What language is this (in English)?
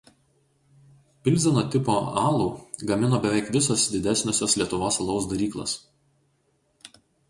Lithuanian